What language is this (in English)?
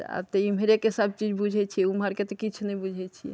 Maithili